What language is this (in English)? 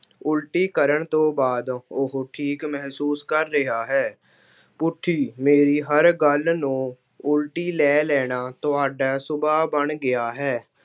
Punjabi